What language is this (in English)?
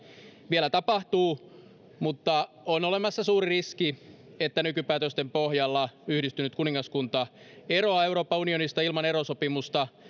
Finnish